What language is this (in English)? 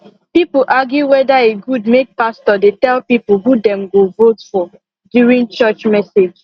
Nigerian Pidgin